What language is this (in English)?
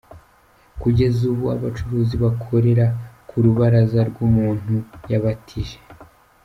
Kinyarwanda